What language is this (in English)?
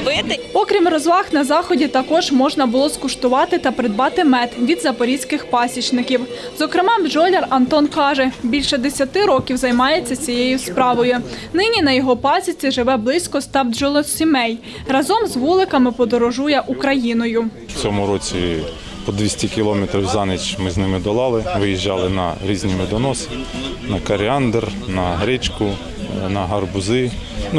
Ukrainian